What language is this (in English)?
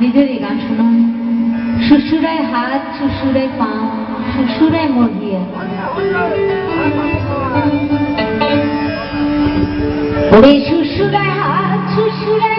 Hindi